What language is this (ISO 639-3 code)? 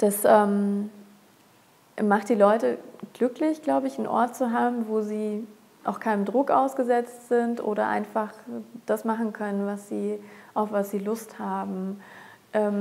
deu